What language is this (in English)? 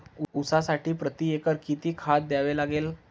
Marathi